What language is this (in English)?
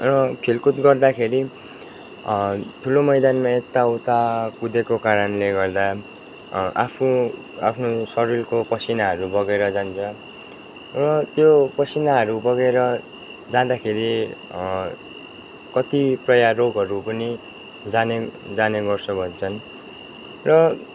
Nepali